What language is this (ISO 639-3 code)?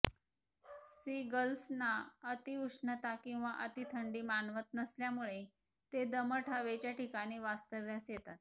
mar